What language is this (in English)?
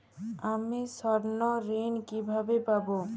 Bangla